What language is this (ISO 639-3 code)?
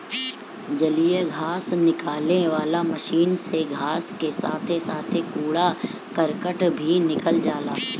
bho